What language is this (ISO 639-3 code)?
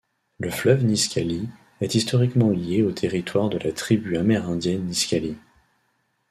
fra